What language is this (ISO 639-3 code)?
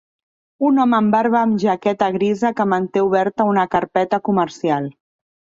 cat